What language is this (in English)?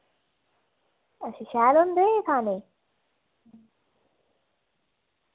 Dogri